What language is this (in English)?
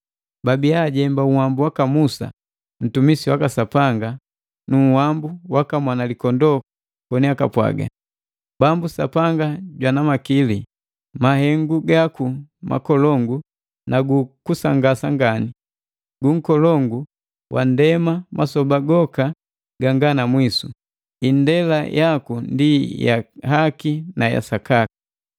Matengo